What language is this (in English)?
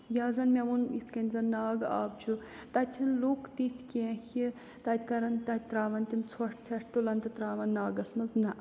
Kashmiri